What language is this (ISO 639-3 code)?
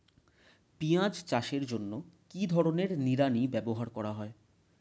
ben